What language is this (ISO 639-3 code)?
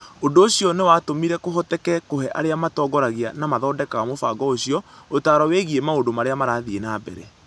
kik